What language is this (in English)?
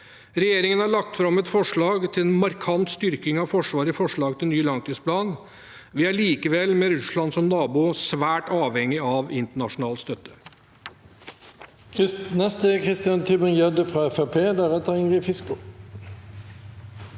Norwegian